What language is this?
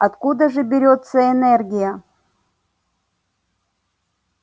Russian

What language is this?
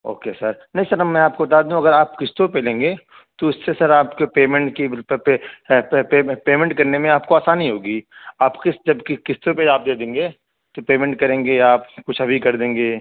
Urdu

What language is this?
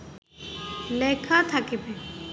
Bangla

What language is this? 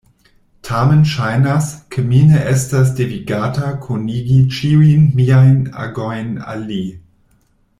Esperanto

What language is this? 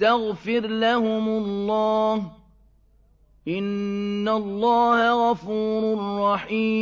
Arabic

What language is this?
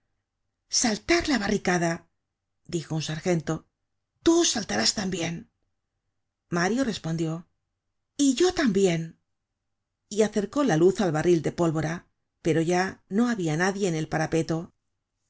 Spanish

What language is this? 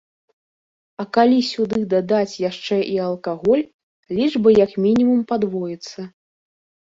Belarusian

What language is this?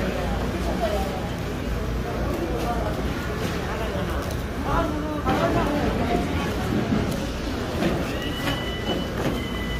Korean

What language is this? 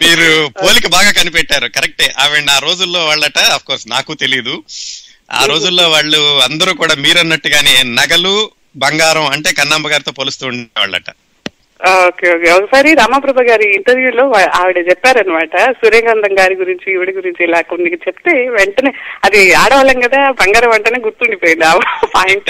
Telugu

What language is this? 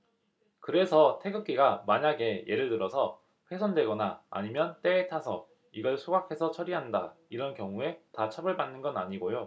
Korean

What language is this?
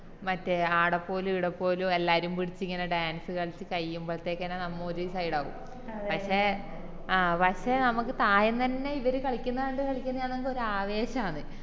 Malayalam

